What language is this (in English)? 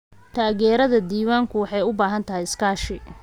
Somali